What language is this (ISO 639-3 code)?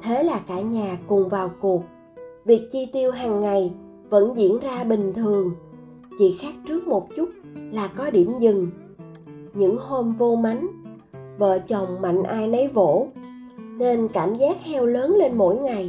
vie